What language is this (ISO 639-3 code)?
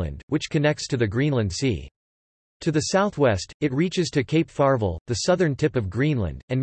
eng